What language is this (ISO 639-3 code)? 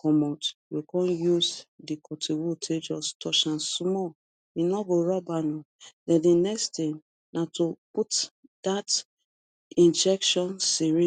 pcm